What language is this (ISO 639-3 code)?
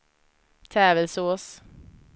swe